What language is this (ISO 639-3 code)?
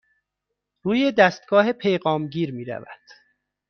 fas